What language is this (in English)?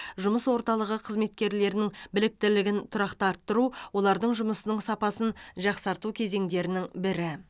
Kazakh